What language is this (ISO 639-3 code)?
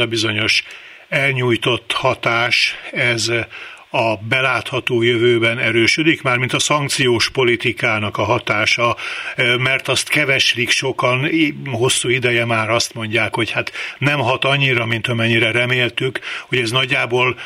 hun